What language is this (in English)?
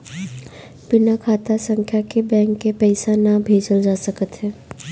Bhojpuri